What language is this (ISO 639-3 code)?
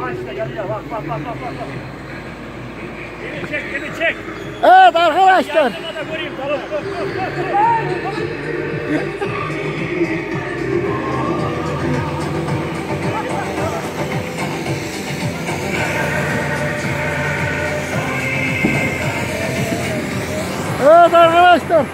tur